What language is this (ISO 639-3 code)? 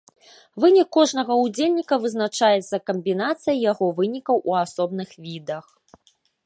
bel